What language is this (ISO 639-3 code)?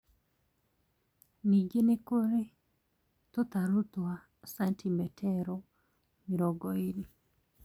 kik